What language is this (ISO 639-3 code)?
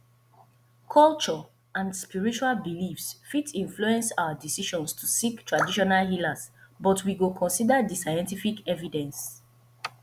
pcm